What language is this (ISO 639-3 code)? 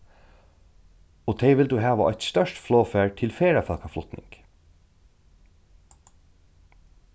fao